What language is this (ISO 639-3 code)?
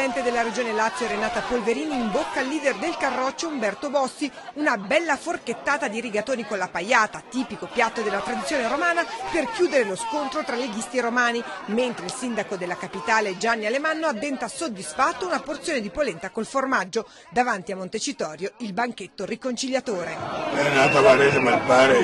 ita